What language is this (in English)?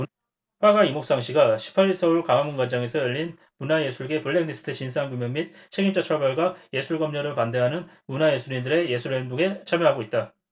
Korean